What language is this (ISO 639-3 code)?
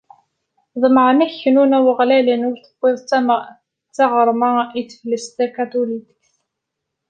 kab